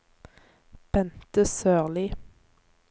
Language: Norwegian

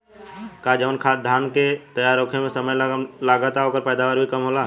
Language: Bhojpuri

